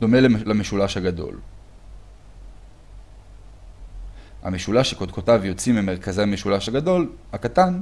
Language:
Hebrew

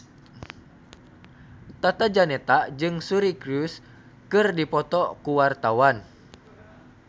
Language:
Sundanese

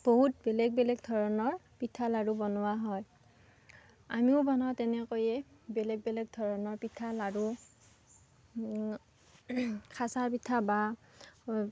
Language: Assamese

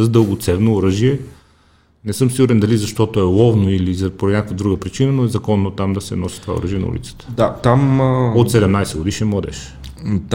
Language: Bulgarian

